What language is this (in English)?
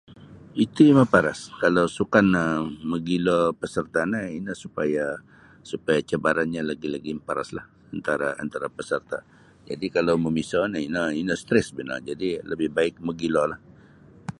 Sabah Bisaya